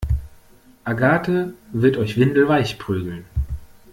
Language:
German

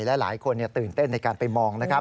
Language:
Thai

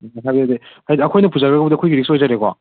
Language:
Manipuri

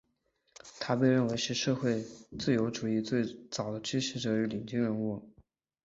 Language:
Chinese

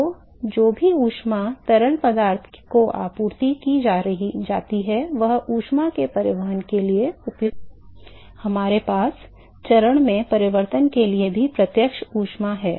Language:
Hindi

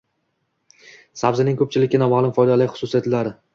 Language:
Uzbek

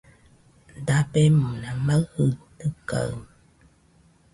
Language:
Nüpode Huitoto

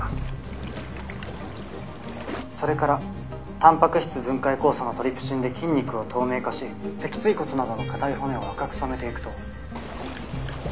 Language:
Japanese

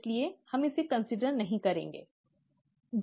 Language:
Hindi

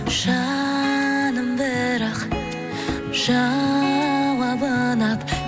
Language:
Kazakh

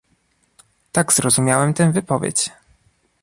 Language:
Polish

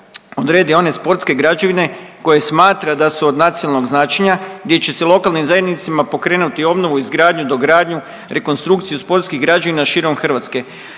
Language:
Croatian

